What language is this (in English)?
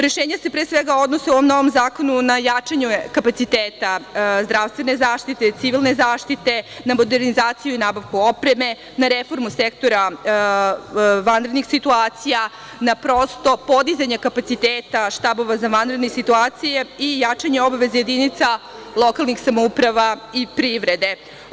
Serbian